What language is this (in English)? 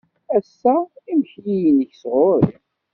Kabyle